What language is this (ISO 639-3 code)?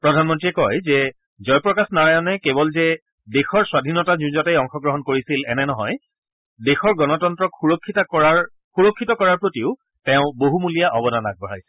asm